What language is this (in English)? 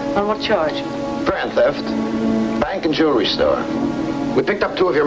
English